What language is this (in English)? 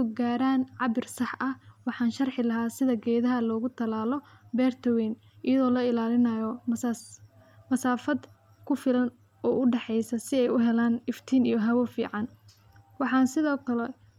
Somali